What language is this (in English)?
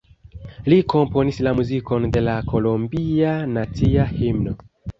Esperanto